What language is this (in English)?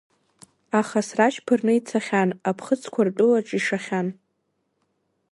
Abkhazian